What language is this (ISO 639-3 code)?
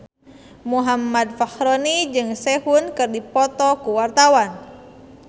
sun